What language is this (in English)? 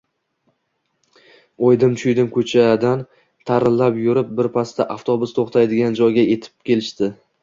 Uzbek